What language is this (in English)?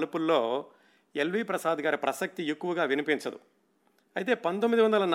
Telugu